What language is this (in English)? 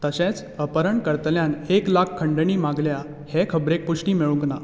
Konkani